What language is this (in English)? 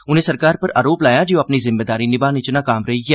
Dogri